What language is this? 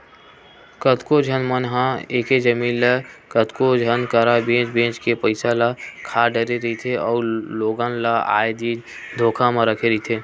Chhattisgarhi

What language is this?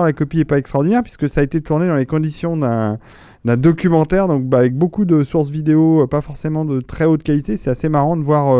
French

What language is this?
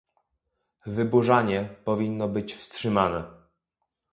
Polish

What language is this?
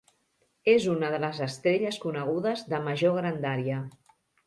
Catalan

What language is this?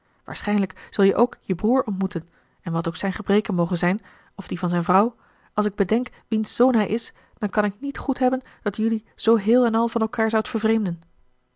Dutch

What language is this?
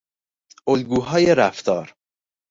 Persian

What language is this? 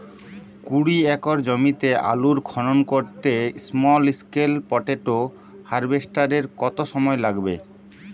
Bangla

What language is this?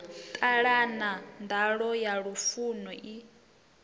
Venda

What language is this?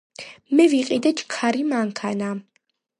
Georgian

